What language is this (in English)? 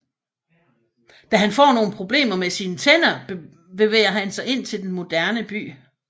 Danish